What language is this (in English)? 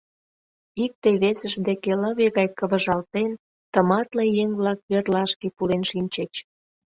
Mari